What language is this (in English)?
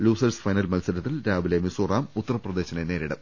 Malayalam